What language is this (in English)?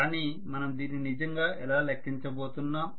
Telugu